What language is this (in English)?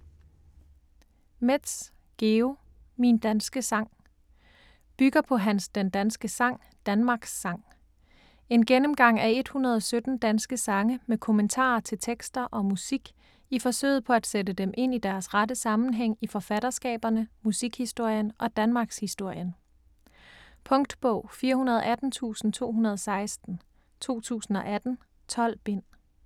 Danish